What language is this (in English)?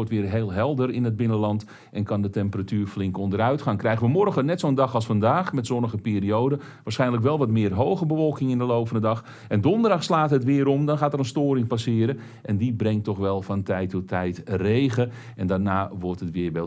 Dutch